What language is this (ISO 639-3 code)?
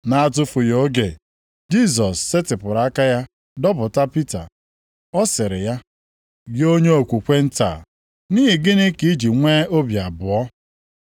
ibo